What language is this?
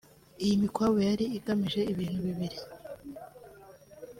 Kinyarwanda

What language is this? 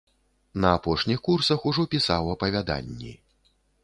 Belarusian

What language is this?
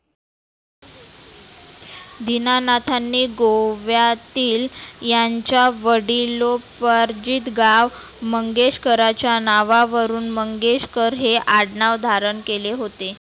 Marathi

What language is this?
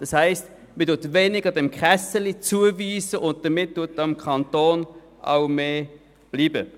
Swiss German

